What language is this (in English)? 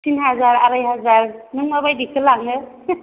Bodo